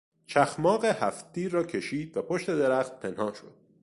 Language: Persian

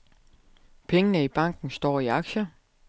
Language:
Danish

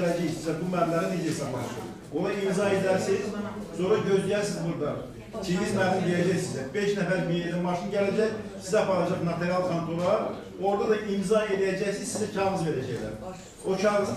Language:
Turkish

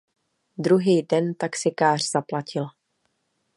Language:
Czech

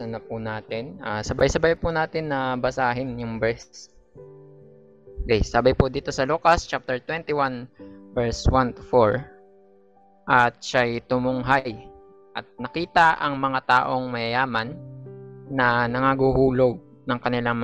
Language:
Filipino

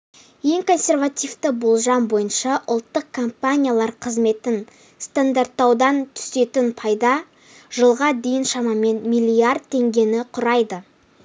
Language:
Kazakh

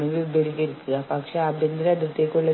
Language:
Malayalam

